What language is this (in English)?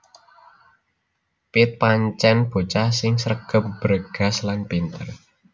Javanese